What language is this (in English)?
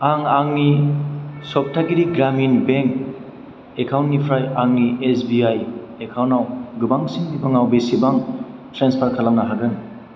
Bodo